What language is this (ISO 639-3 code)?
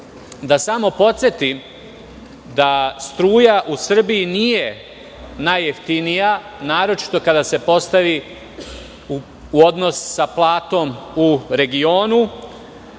srp